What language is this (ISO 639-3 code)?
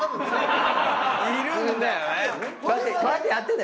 jpn